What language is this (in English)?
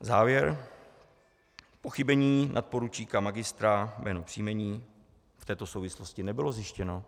Czech